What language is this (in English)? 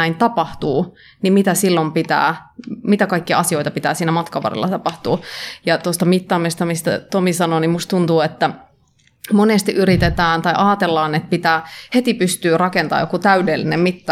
Finnish